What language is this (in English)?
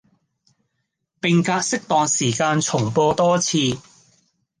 Cantonese